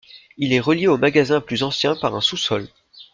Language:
French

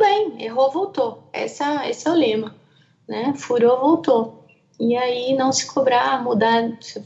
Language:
Portuguese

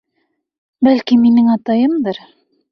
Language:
Bashkir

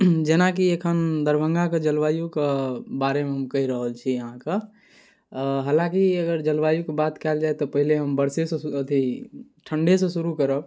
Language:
Maithili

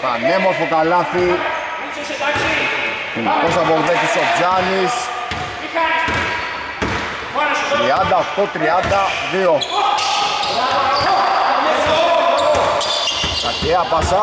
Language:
Greek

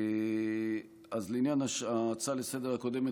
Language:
Hebrew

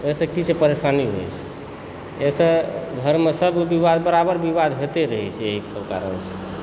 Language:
Maithili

